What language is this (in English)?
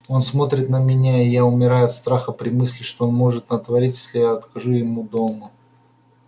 Russian